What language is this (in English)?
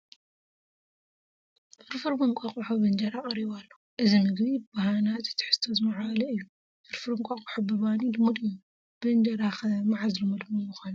Tigrinya